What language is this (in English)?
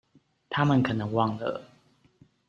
Chinese